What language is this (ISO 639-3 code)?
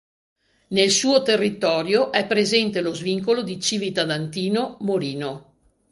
ita